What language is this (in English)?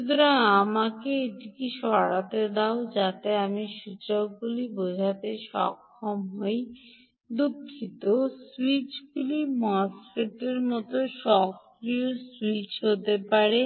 Bangla